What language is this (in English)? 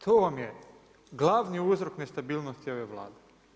Croatian